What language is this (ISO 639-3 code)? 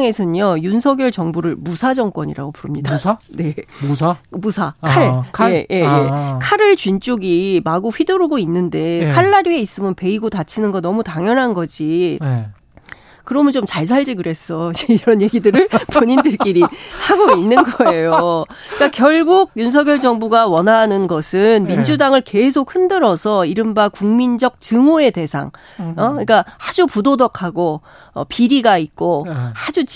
kor